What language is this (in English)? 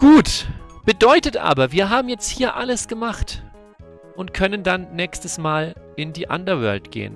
German